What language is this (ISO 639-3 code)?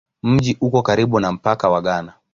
swa